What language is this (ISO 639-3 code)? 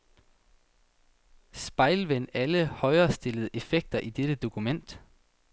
dan